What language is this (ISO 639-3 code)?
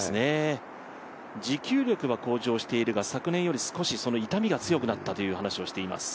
jpn